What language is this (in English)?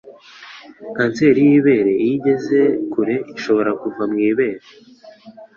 Kinyarwanda